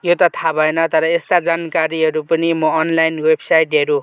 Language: Nepali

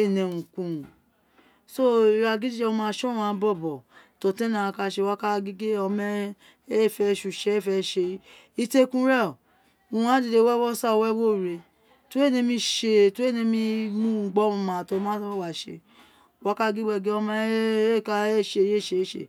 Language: Isekiri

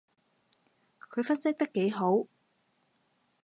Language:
Cantonese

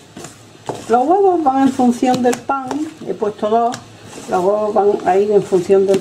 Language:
Spanish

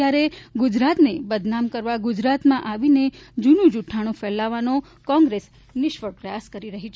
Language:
Gujarati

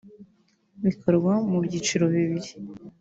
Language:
Kinyarwanda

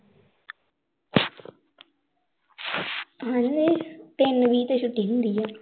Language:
Punjabi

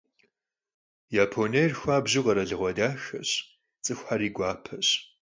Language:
Kabardian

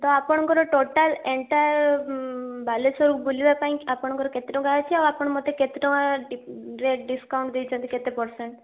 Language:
Odia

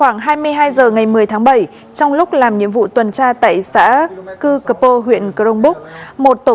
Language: Vietnamese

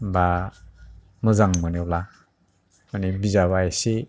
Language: Bodo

